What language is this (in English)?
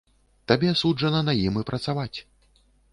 Belarusian